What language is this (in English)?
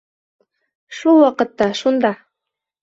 Bashkir